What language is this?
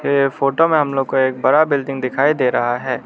Hindi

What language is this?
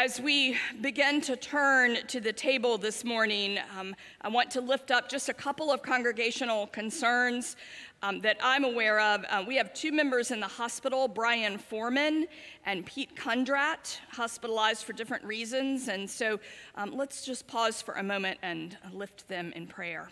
English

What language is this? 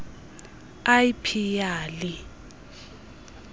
Xhosa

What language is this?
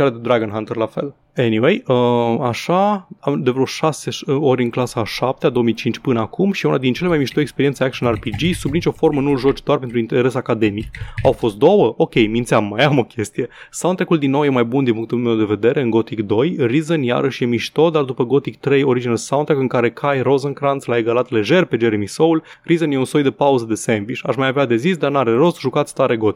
Romanian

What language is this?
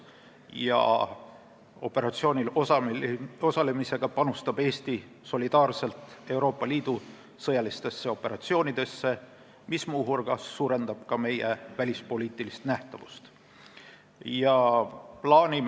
Estonian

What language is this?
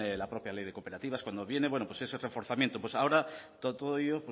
Spanish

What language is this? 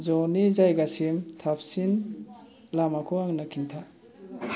Bodo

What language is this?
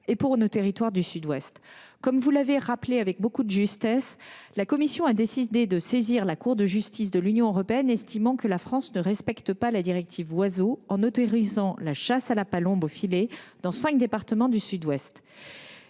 French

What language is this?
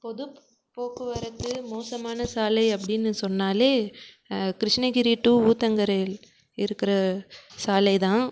Tamil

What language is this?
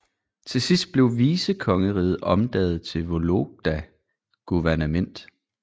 Danish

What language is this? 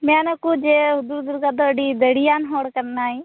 Santali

